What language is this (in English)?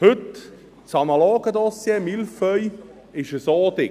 Swiss German